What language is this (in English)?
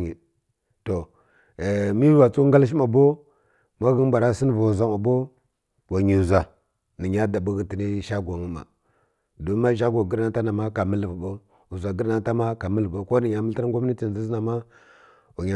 Kirya-Konzəl